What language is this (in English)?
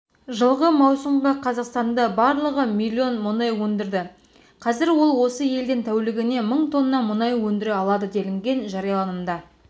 Kazakh